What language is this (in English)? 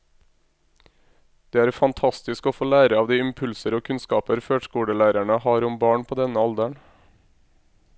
Norwegian